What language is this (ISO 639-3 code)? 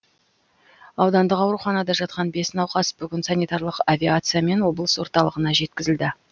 kaz